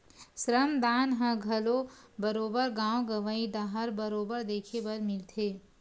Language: Chhattisgarhi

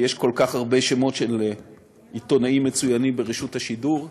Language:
Hebrew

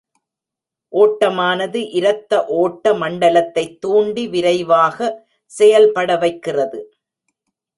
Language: Tamil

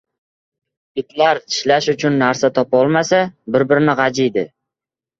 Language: Uzbek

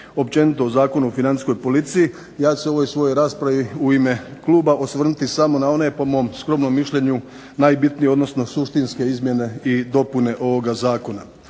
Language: Croatian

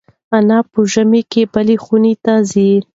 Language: Pashto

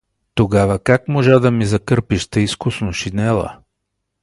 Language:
Bulgarian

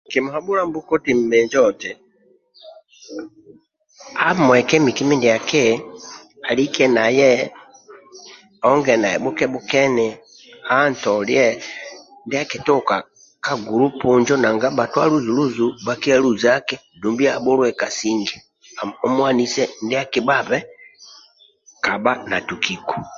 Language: Amba (Uganda)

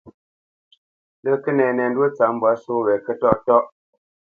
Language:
Bamenyam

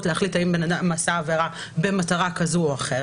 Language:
Hebrew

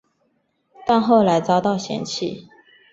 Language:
Chinese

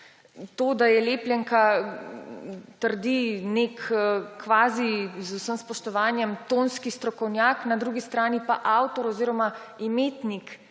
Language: Slovenian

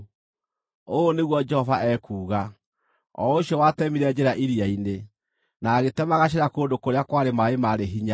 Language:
Kikuyu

